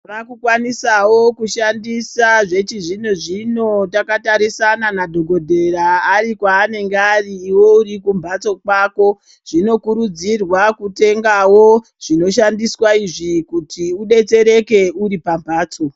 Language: Ndau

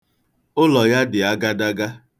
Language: Igbo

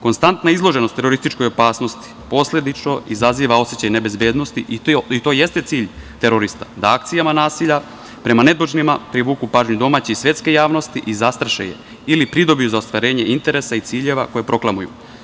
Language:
Serbian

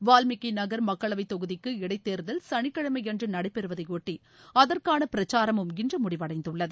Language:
Tamil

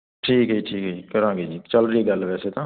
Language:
Punjabi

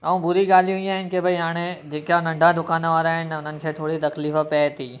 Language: Sindhi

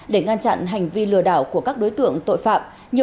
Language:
Vietnamese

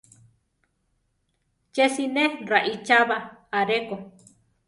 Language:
Central Tarahumara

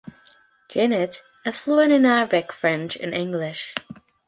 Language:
English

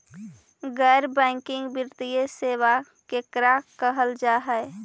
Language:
Magahi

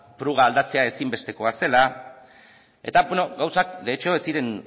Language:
Basque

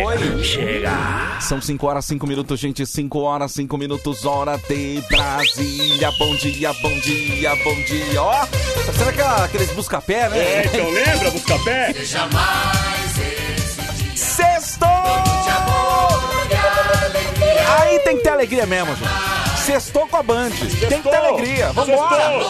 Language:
Portuguese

